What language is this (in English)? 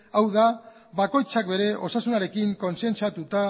Basque